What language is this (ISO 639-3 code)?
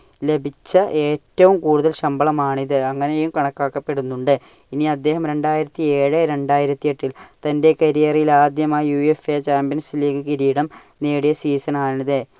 mal